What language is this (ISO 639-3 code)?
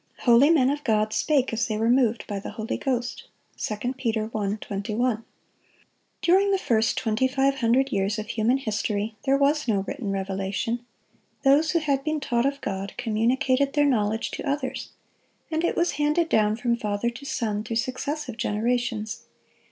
eng